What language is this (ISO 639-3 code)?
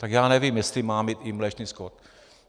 ces